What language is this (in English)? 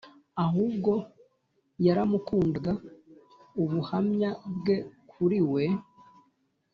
Kinyarwanda